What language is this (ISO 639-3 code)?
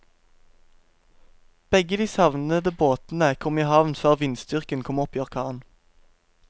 nor